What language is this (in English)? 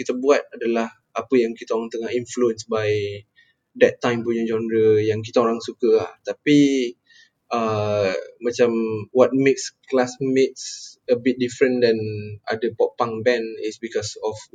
Malay